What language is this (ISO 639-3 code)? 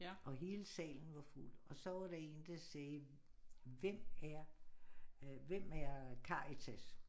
dan